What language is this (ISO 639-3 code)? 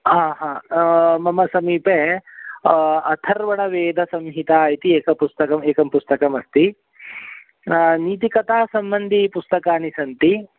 san